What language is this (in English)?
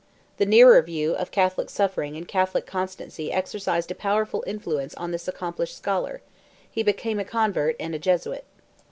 English